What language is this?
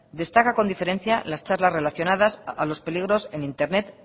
Spanish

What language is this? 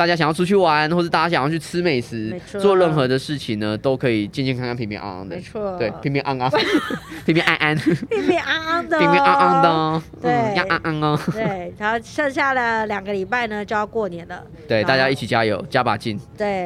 Chinese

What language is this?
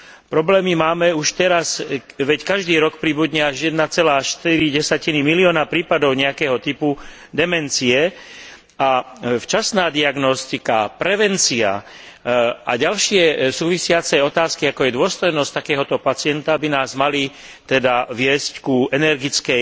Slovak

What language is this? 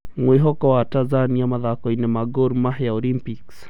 Kikuyu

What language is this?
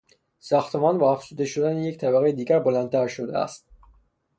Persian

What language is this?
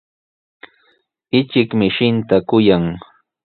Sihuas Ancash Quechua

